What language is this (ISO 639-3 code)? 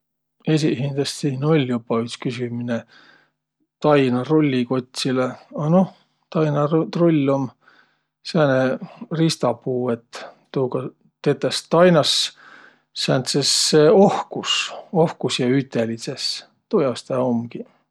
vro